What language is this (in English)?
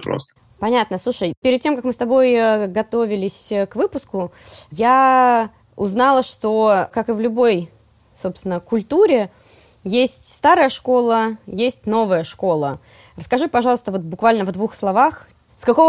Russian